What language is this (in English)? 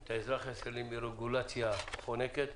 Hebrew